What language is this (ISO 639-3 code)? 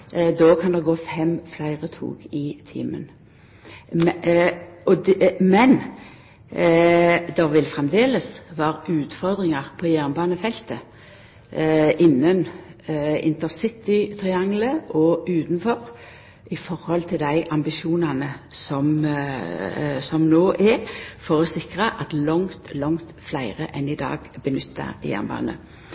nno